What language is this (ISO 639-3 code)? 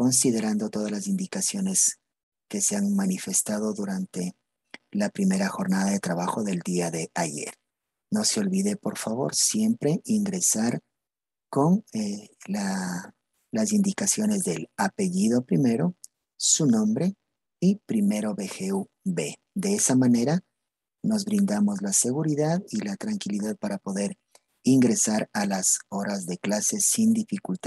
spa